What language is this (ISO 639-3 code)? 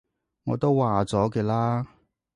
yue